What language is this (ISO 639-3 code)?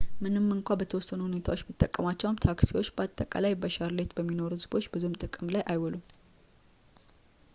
amh